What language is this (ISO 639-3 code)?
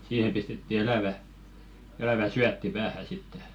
fin